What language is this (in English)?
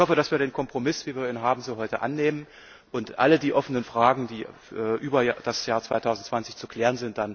German